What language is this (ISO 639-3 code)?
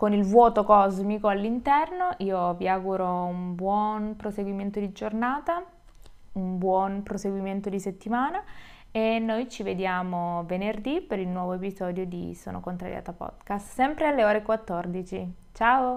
ita